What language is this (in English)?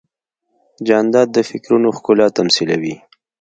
Pashto